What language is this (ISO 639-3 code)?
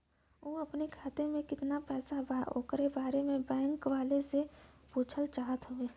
bho